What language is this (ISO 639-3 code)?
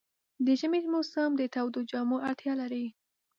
pus